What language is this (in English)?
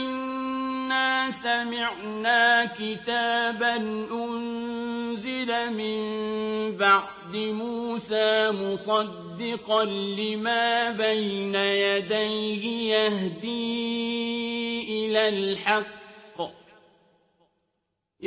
Arabic